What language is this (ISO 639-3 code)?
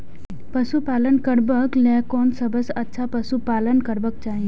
mai